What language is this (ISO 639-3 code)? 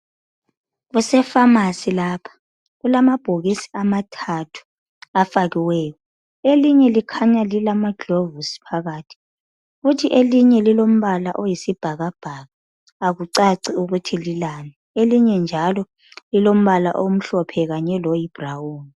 nde